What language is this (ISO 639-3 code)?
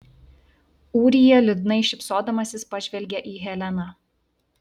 lit